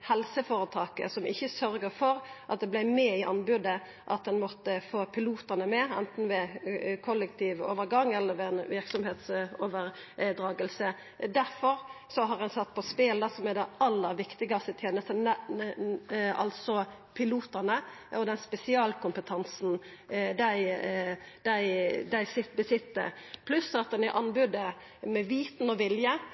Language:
Norwegian Nynorsk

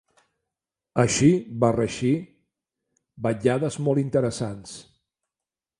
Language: Catalan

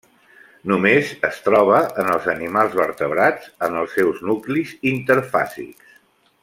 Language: Catalan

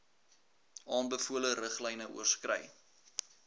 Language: Afrikaans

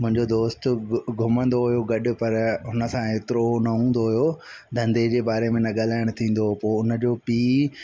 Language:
Sindhi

